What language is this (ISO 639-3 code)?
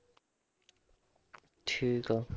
pan